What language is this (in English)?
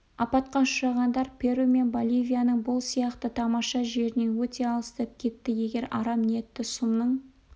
Kazakh